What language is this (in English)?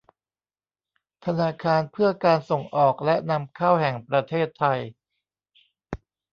Thai